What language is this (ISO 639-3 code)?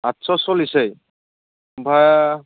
brx